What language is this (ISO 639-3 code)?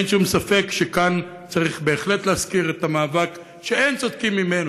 heb